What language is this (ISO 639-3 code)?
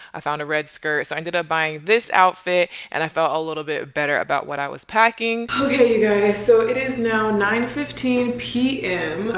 eng